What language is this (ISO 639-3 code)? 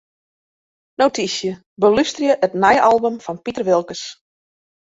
fry